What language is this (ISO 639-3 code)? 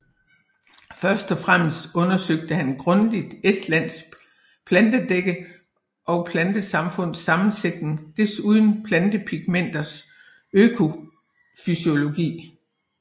dan